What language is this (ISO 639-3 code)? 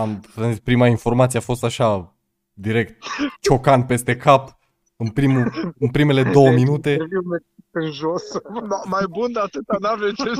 ron